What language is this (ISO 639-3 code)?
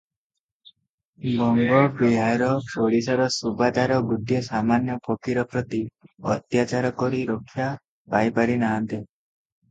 ori